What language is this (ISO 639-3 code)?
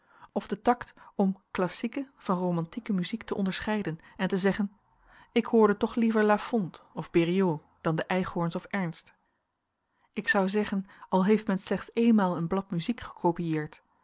nld